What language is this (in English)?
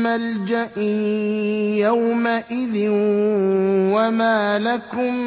Arabic